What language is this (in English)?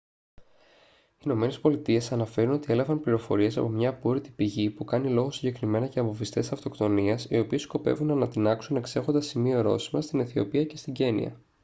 Greek